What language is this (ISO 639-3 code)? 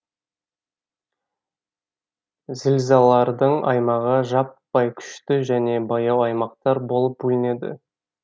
kaz